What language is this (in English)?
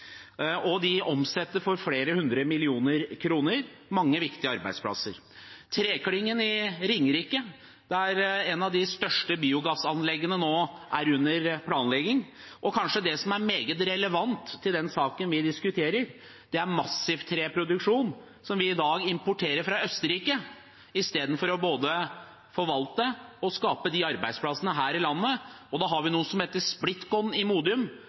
Norwegian Bokmål